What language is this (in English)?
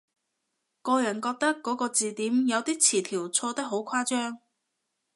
Cantonese